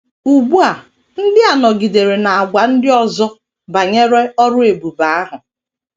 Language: Igbo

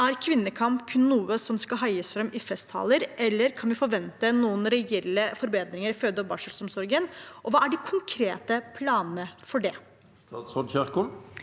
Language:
Norwegian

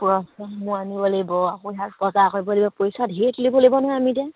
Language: Assamese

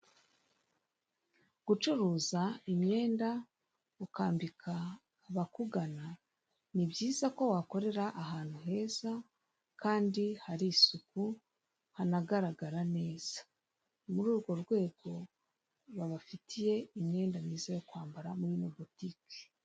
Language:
Kinyarwanda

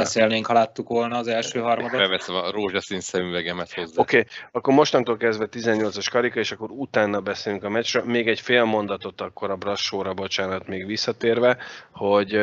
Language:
Hungarian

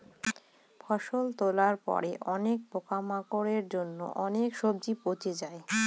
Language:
Bangla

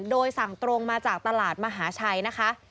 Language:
Thai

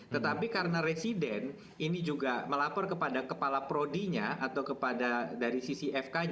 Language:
Indonesian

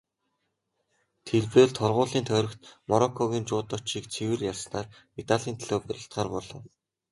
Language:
Mongolian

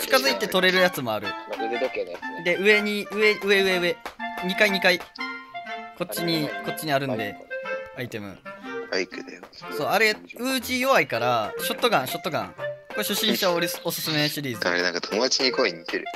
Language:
Japanese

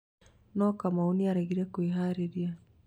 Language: Kikuyu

